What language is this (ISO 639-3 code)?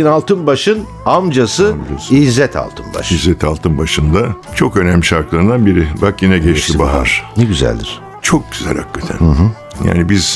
tur